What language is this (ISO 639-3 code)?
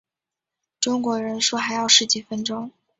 zho